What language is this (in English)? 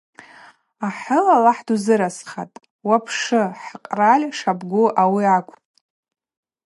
Abaza